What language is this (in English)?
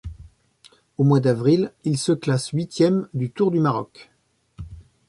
French